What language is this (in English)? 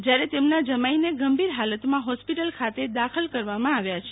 Gujarati